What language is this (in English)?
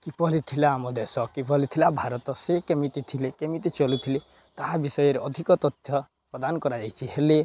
Odia